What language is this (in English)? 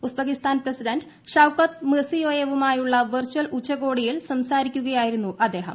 Malayalam